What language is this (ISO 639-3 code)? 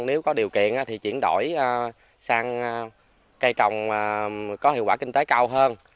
vie